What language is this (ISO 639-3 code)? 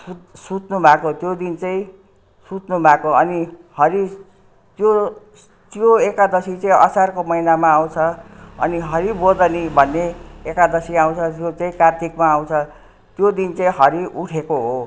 nep